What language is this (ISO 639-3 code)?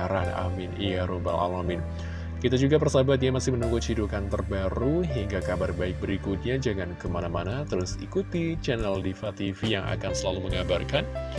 ind